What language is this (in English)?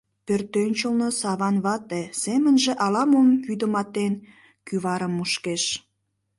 Mari